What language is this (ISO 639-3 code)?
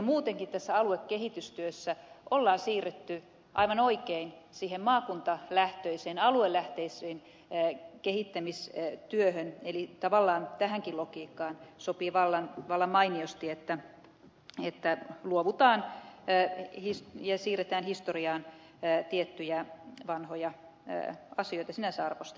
fin